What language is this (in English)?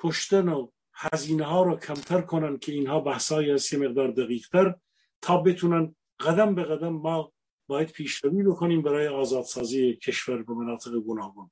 Persian